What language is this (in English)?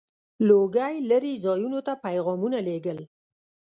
Pashto